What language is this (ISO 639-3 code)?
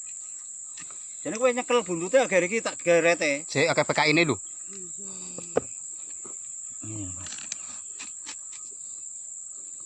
ind